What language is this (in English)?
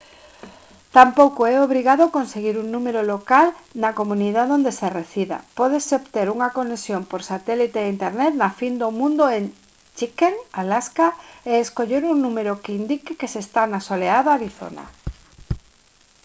Galician